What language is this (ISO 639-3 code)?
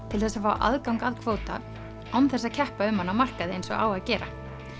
isl